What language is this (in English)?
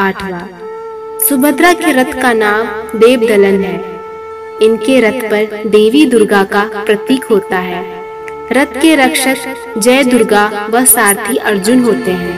Hindi